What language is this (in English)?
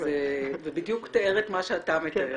Hebrew